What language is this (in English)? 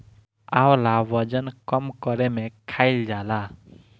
Bhojpuri